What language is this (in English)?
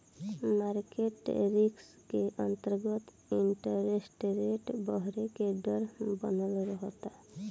Bhojpuri